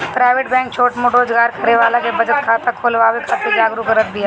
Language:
Bhojpuri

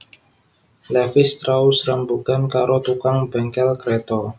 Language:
Javanese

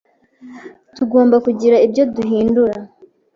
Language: Kinyarwanda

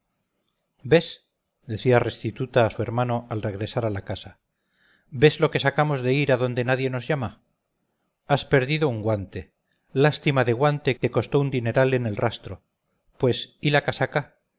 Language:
Spanish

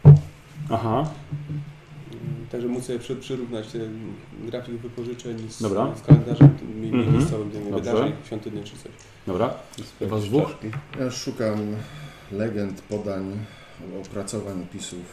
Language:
Polish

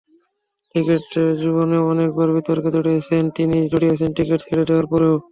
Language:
Bangla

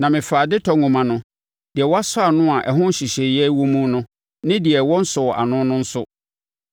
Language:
Akan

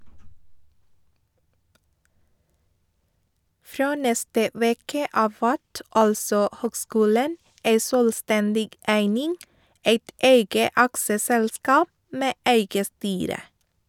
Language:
Norwegian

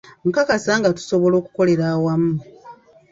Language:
Ganda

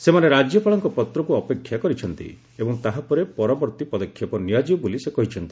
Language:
Odia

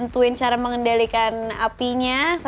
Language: Indonesian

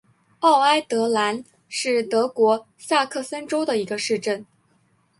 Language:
Chinese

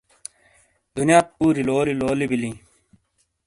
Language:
Shina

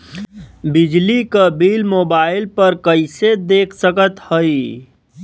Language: Bhojpuri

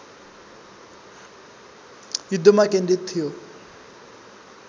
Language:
Nepali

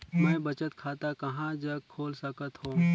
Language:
Chhattisgarhi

